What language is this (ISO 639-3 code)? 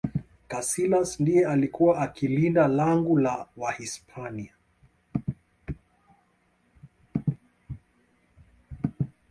swa